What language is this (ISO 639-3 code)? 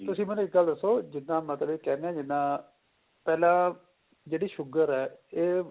pan